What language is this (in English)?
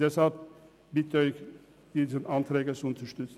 Swiss German